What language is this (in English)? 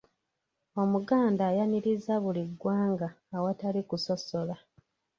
Ganda